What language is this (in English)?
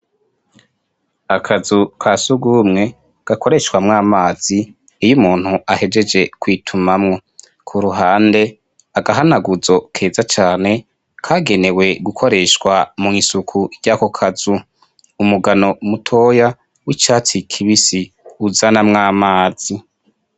Rundi